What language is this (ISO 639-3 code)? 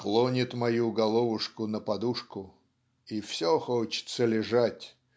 rus